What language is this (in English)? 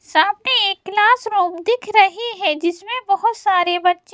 Hindi